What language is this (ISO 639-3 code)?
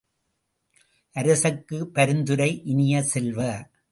tam